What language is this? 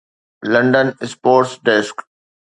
Sindhi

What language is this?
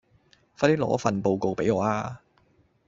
Cantonese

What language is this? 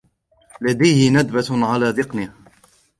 Arabic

